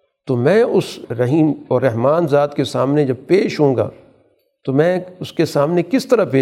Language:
Urdu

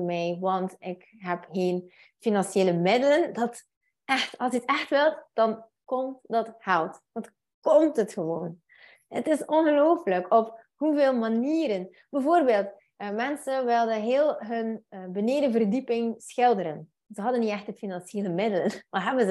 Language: Dutch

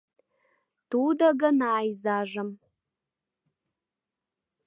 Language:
Mari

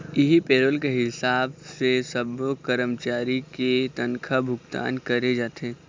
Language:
Chhattisgarhi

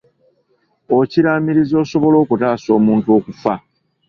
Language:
Ganda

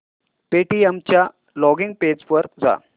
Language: Marathi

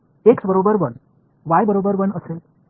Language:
Marathi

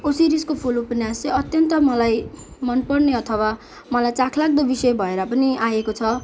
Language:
Nepali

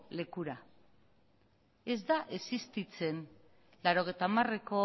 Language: Basque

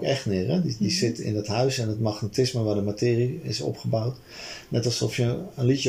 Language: Dutch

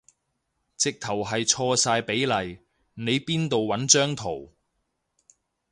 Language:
Cantonese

